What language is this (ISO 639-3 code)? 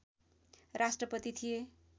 nep